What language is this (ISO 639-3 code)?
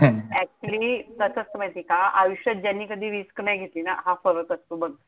mar